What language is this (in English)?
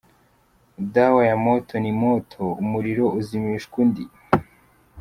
Kinyarwanda